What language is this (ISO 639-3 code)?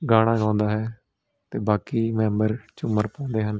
pan